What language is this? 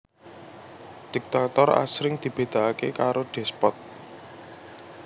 Javanese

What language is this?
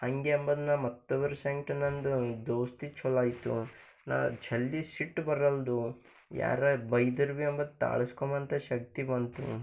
Kannada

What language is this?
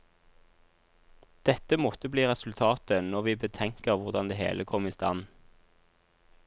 Norwegian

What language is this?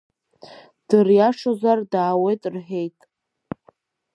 Abkhazian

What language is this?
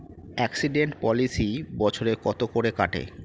Bangla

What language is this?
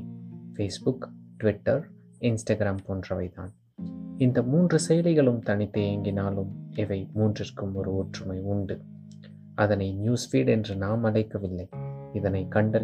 Tamil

